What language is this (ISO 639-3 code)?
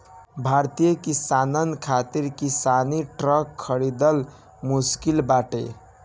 bho